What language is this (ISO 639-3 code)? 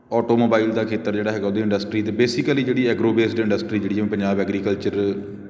pan